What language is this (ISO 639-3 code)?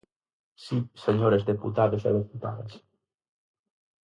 glg